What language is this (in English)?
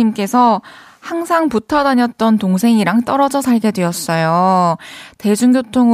Korean